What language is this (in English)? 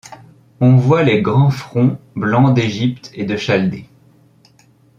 French